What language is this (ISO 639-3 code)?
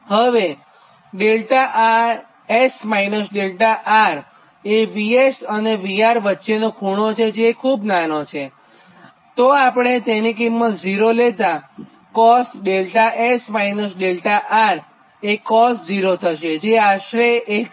guj